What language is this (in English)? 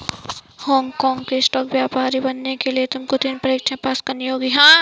Hindi